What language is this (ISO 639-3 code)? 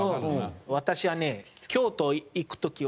jpn